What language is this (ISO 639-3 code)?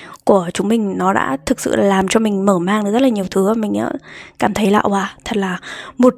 vie